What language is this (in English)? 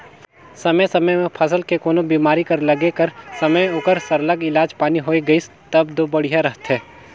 Chhattisgarhi